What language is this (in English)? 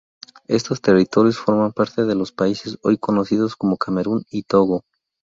Spanish